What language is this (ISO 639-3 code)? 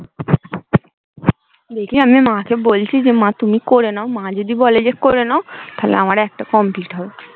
ben